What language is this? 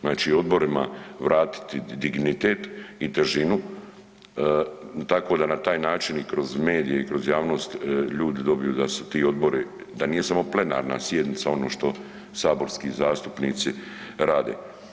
Croatian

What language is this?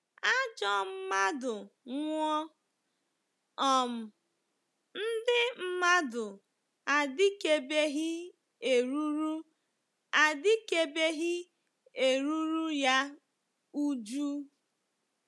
Igbo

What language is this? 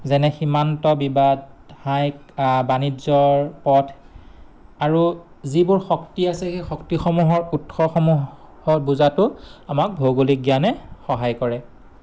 Assamese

